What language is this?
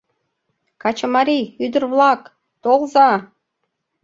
Mari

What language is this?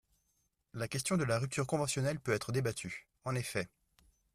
French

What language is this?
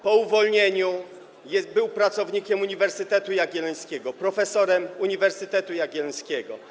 Polish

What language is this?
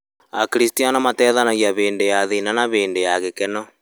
Kikuyu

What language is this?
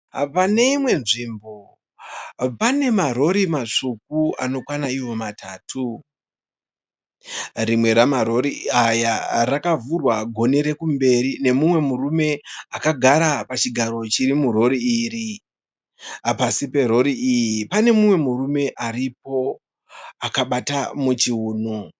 Shona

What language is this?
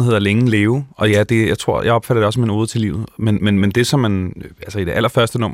Danish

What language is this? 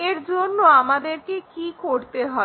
Bangla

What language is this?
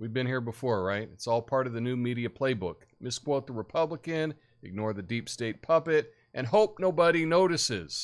English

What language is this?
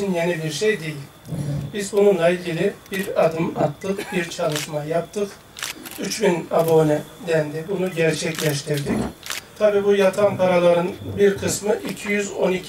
Turkish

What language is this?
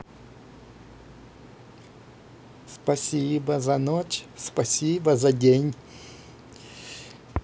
Russian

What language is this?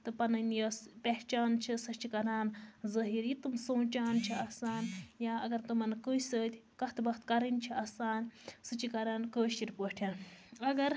Kashmiri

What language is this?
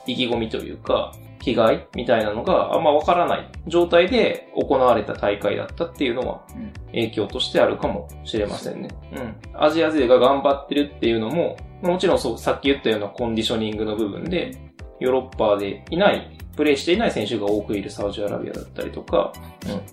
Japanese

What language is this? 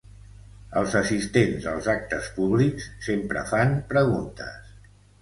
Catalan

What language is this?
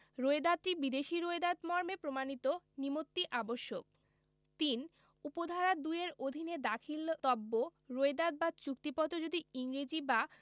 Bangla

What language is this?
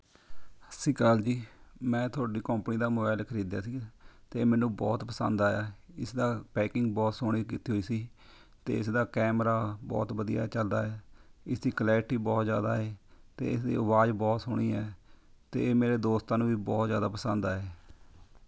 Punjabi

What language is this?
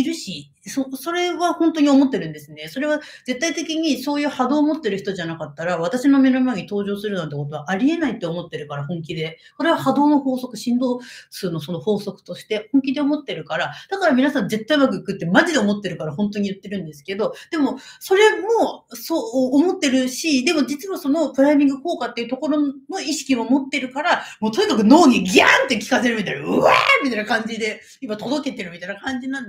Japanese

